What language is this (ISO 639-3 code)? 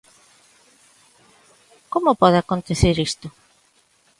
glg